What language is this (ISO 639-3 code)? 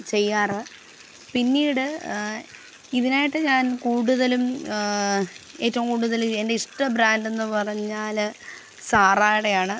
mal